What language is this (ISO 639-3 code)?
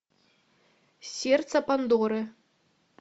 rus